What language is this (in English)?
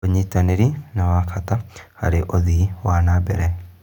Kikuyu